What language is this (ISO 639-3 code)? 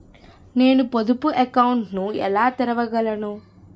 tel